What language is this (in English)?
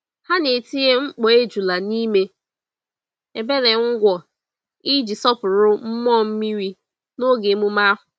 Igbo